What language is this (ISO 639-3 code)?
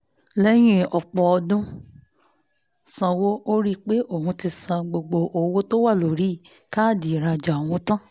yor